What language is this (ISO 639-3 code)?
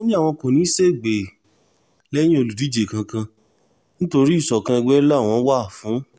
yor